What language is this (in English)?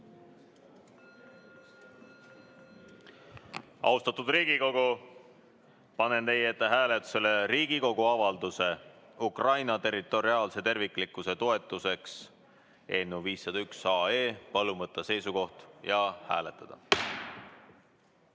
Estonian